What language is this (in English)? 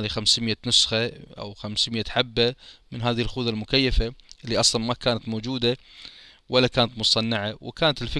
Arabic